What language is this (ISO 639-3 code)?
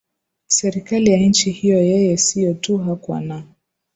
swa